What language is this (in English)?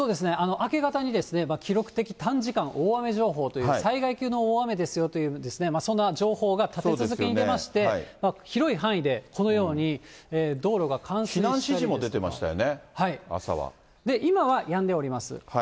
Japanese